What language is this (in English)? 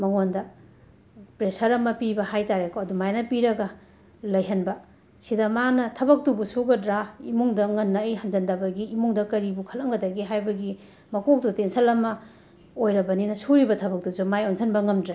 Manipuri